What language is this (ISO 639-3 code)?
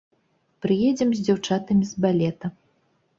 bel